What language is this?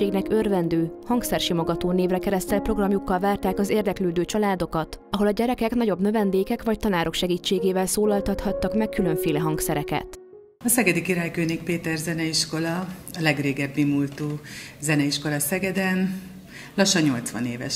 Hungarian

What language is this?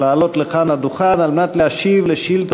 Hebrew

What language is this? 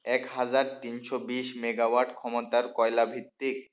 Bangla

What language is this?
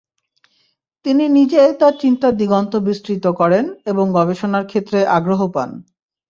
Bangla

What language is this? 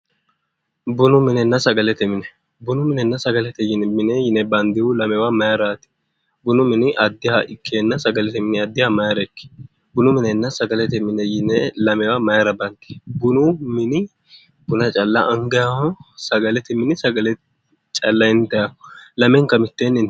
Sidamo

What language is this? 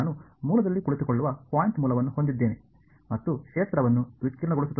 Kannada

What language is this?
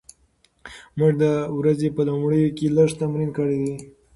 Pashto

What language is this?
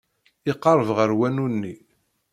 Kabyle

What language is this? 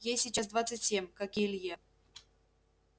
Russian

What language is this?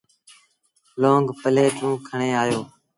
Sindhi Bhil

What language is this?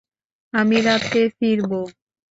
Bangla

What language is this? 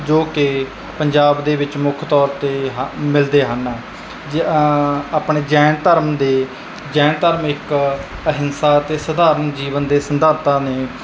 Punjabi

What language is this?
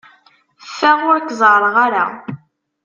Kabyle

